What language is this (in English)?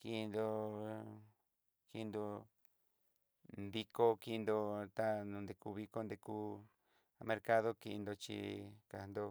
Southeastern Nochixtlán Mixtec